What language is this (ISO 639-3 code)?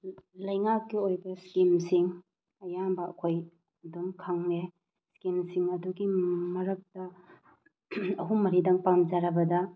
mni